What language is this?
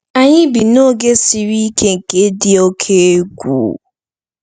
Igbo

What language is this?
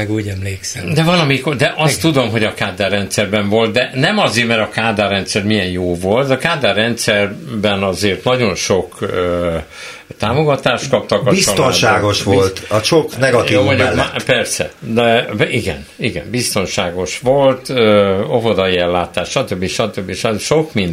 Hungarian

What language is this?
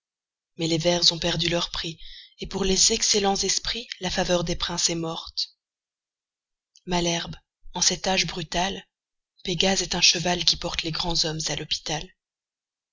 French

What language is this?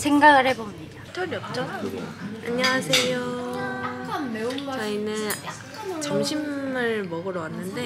Korean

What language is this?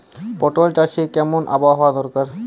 Bangla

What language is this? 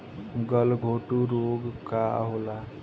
Bhojpuri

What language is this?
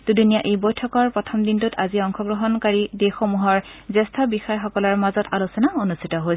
Assamese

